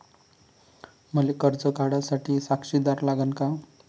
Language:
Marathi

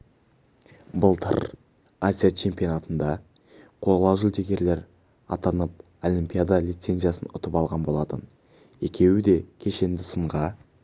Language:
Kazakh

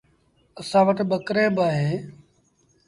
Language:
Sindhi Bhil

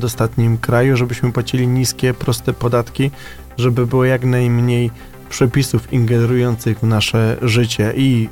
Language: Polish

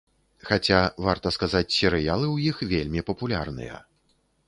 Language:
Belarusian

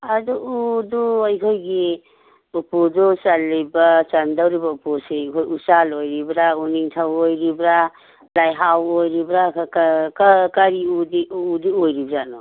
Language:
Manipuri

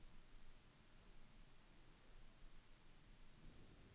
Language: Norwegian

